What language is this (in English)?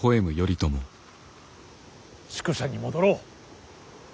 Japanese